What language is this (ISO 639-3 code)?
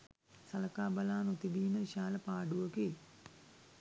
sin